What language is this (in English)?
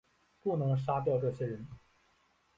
Chinese